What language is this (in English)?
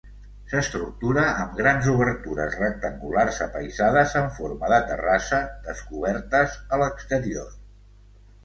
Catalan